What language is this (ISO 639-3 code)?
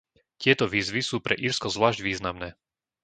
slk